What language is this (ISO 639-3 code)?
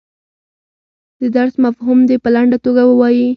pus